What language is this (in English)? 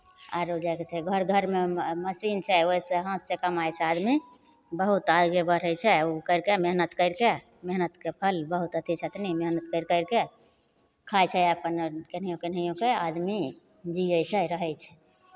Maithili